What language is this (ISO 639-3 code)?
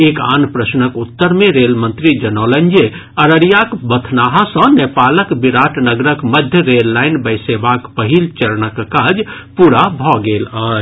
mai